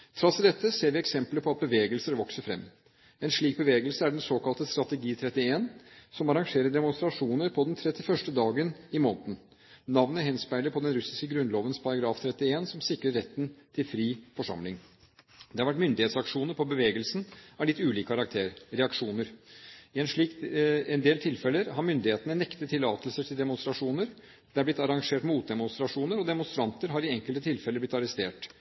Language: Norwegian Bokmål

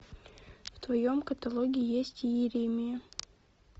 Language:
Russian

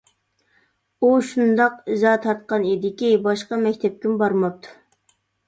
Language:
Uyghur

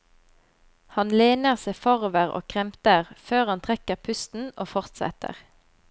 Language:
Norwegian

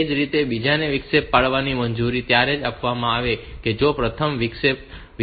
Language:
Gujarati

